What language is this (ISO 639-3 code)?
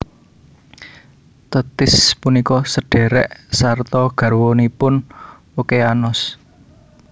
jav